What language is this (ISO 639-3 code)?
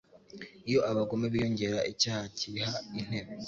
kin